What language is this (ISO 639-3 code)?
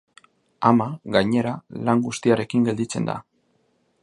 eus